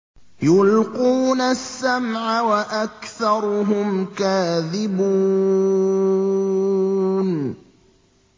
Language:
Arabic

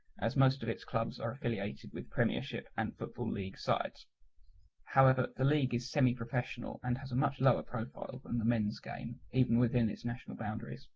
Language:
English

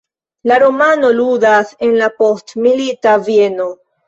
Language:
Esperanto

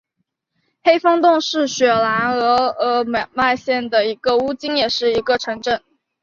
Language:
Chinese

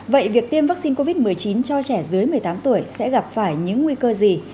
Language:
Vietnamese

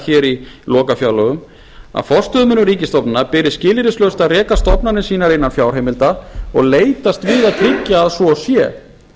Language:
Icelandic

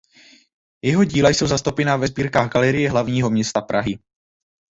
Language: Czech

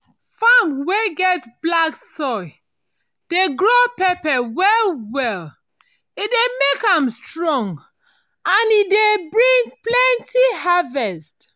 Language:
Nigerian Pidgin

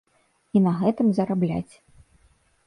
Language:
Belarusian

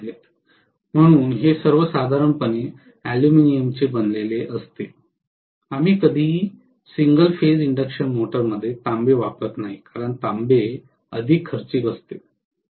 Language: Marathi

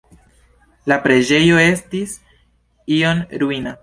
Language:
Esperanto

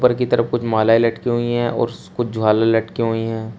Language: Hindi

